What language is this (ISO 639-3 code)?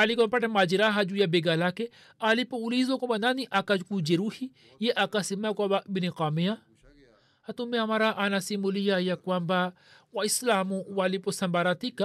swa